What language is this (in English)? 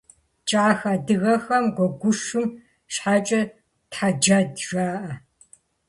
Kabardian